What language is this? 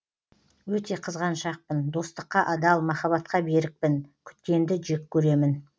Kazakh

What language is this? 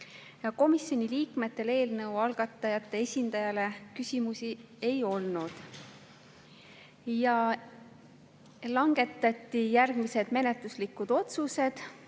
Estonian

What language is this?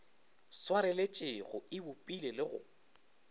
Northern Sotho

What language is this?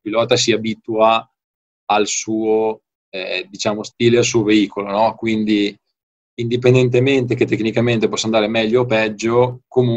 Italian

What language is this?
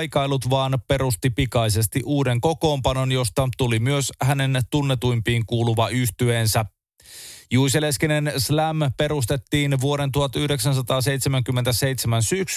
Finnish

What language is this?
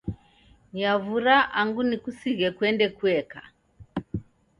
Taita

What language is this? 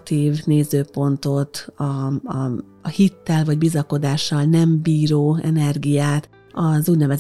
Hungarian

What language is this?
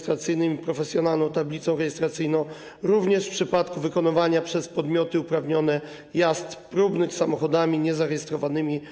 Polish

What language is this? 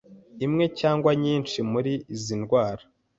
Kinyarwanda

